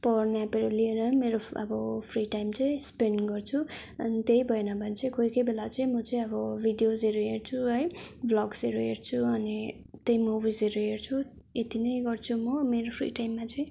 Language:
Nepali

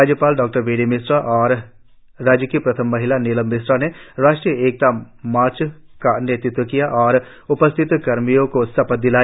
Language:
Hindi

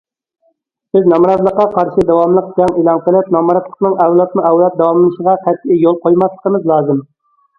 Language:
Uyghur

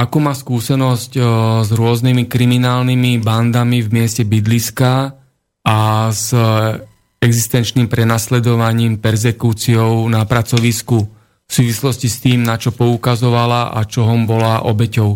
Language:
Slovak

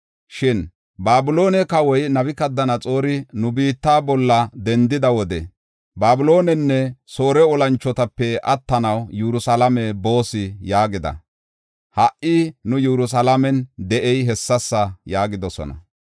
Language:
Gofa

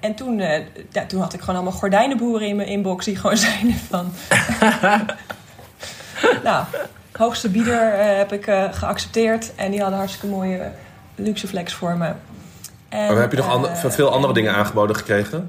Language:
Dutch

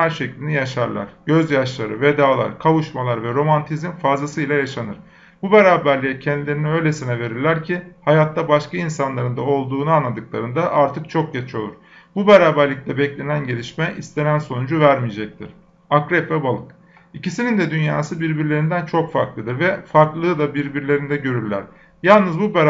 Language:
Turkish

